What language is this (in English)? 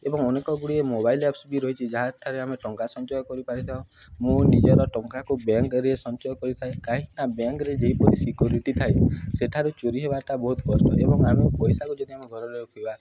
Odia